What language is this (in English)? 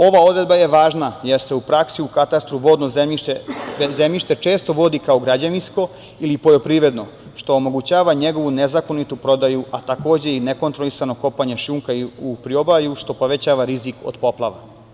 Serbian